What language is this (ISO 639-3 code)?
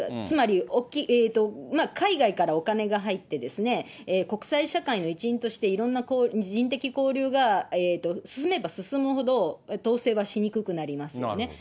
jpn